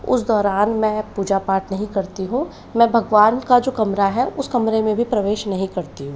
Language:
Hindi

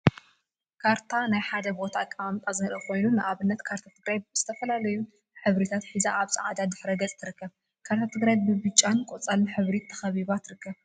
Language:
Tigrinya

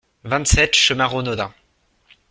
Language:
French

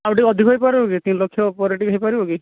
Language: Odia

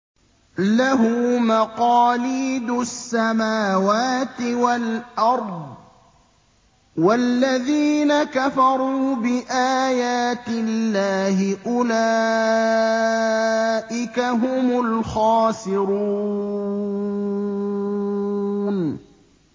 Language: Arabic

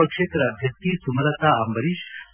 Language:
Kannada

